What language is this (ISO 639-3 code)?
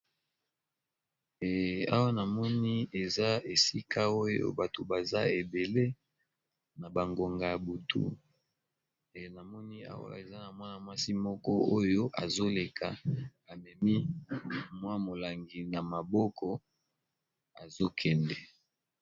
lin